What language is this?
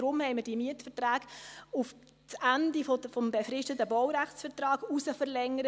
Swiss German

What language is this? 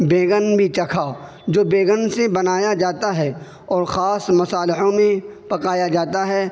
Urdu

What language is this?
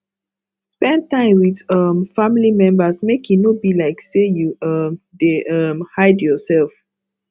Nigerian Pidgin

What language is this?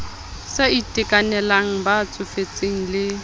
Southern Sotho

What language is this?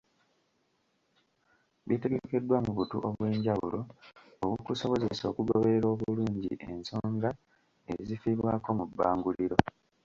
Ganda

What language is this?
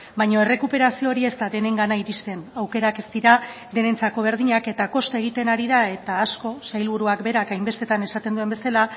Basque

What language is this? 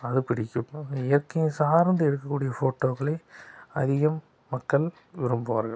Tamil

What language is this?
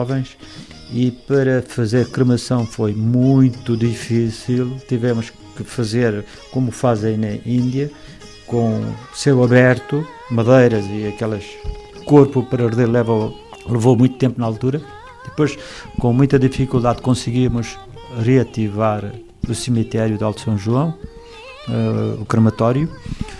Portuguese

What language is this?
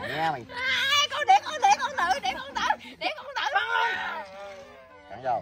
Vietnamese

